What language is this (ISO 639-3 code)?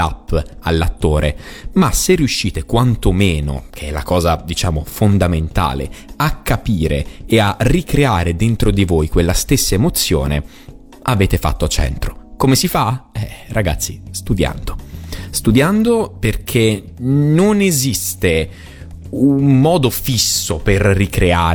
ita